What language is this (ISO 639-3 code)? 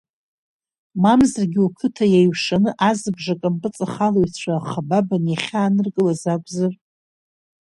abk